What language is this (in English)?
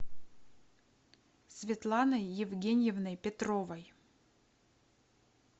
Russian